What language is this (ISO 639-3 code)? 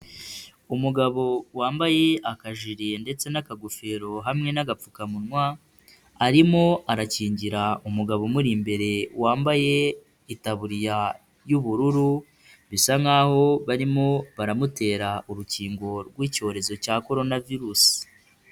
kin